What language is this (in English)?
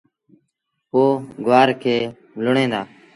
Sindhi Bhil